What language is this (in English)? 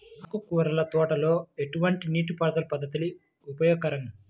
Telugu